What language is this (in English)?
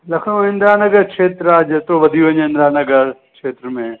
Sindhi